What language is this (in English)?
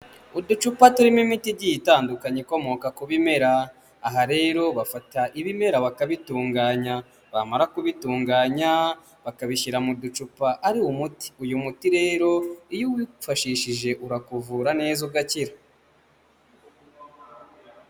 Kinyarwanda